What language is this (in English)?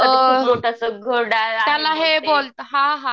Marathi